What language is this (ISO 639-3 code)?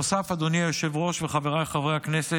heb